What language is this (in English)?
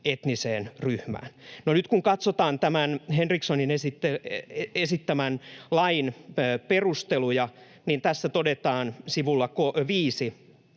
Finnish